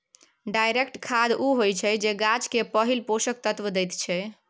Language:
Maithili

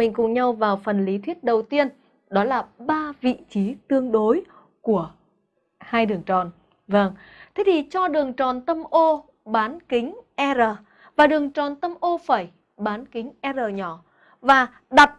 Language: Vietnamese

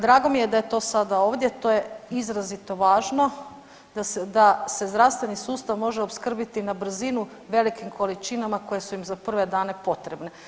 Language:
Croatian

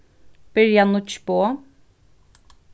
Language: Faroese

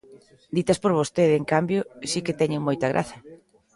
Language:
Galician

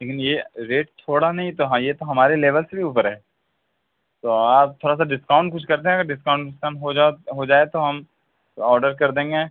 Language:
Urdu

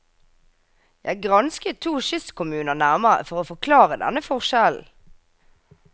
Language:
Norwegian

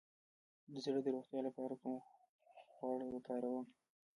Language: Pashto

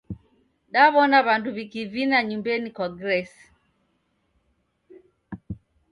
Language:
Taita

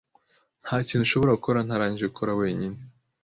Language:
Kinyarwanda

